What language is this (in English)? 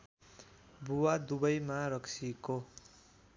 Nepali